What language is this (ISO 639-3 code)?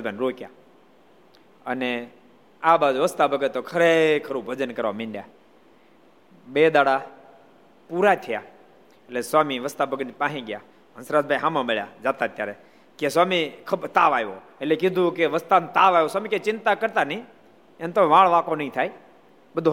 guj